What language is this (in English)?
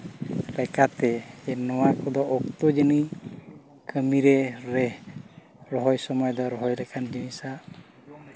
Santali